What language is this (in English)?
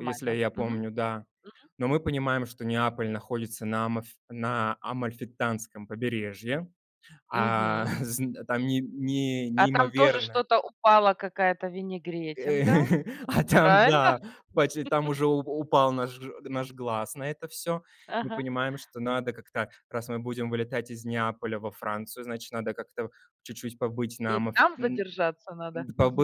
Russian